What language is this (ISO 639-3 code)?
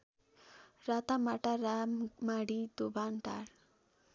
nep